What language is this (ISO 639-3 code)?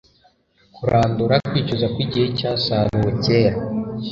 kin